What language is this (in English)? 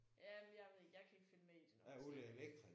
Danish